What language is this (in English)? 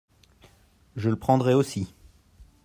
French